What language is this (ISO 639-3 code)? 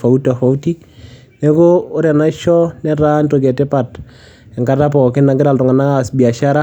mas